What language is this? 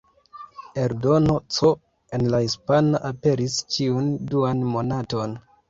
Esperanto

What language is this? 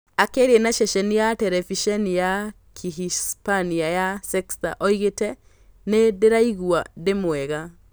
Kikuyu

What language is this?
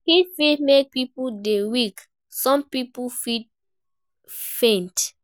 Nigerian Pidgin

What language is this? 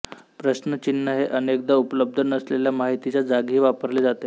Marathi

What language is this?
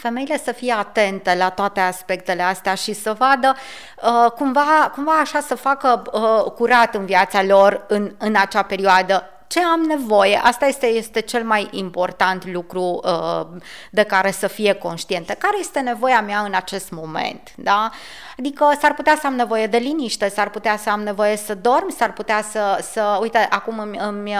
Romanian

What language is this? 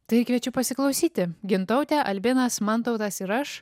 Lithuanian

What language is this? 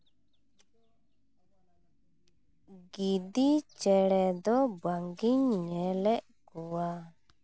Santali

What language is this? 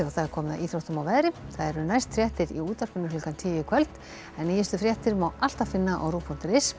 Icelandic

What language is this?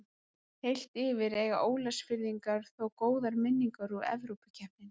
Icelandic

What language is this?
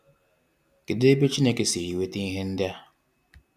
Igbo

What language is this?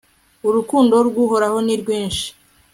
Kinyarwanda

